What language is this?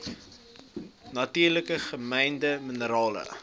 Afrikaans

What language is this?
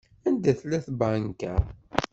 Kabyle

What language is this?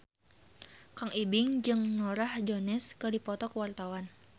Sundanese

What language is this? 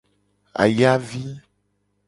Gen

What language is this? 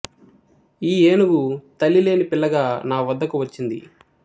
Telugu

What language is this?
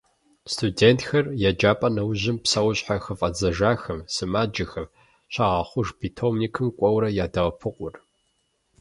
Kabardian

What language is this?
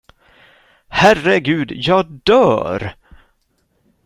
Swedish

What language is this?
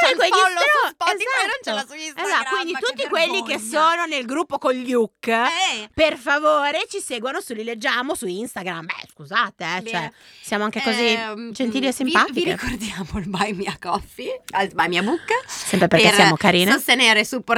Italian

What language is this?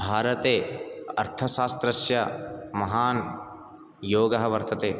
Sanskrit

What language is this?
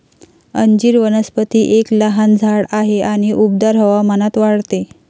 Marathi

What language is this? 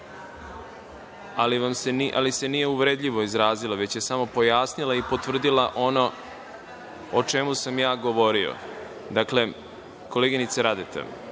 Serbian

